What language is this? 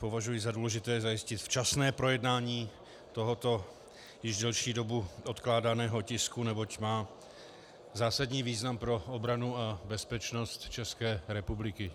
Czech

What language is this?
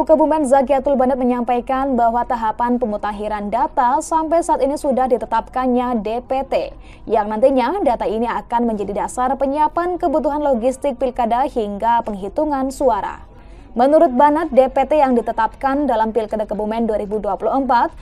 Indonesian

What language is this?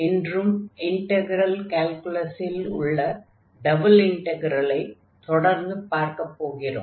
Tamil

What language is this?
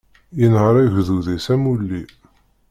Kabyle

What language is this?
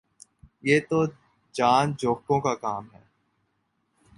Urdu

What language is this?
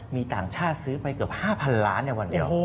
Thai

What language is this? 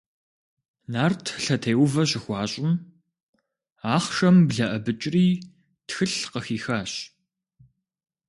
Kabardian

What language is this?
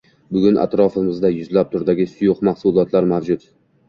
Uzbek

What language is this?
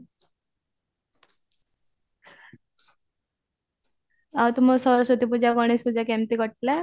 Odia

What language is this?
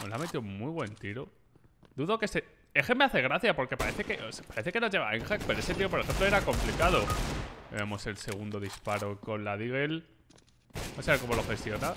Spanish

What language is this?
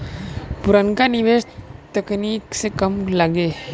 Bhojpuri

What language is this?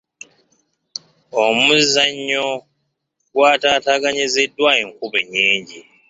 Ganda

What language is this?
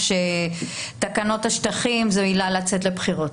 Hebrew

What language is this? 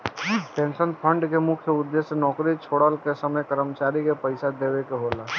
Bhojpuri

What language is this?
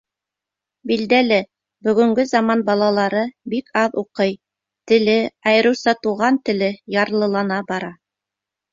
Bashkir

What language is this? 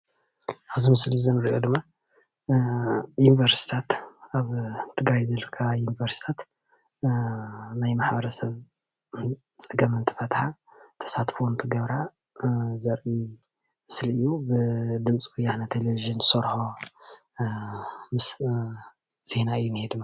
Tigrinya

